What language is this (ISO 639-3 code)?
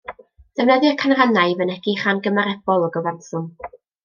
cym